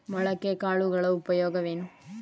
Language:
Kannada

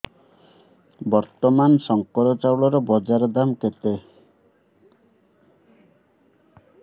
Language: Odia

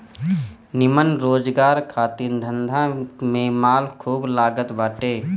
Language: Bhojpuri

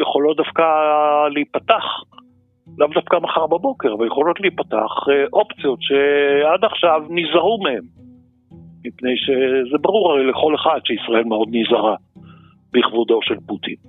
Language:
Hebrew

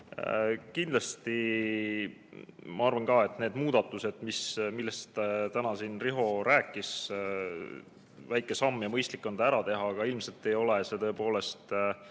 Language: Estonian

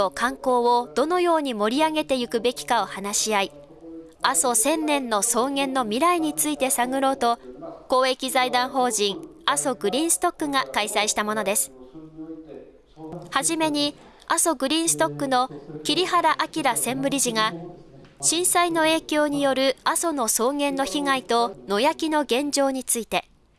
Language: Japanese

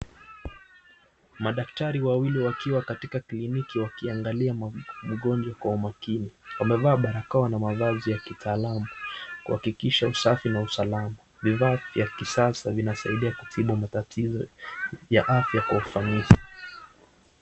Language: Swahili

